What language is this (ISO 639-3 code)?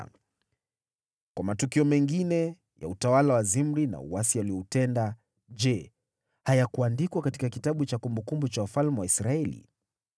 swa